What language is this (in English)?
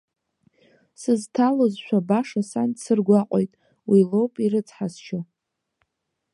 Abkhazian